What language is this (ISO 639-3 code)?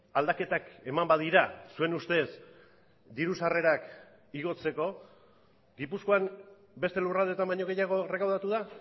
eus